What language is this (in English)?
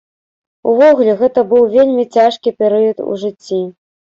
Belarusian